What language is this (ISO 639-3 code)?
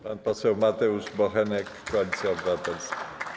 pol